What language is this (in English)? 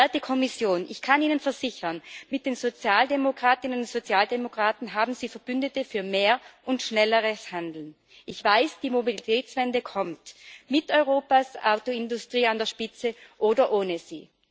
German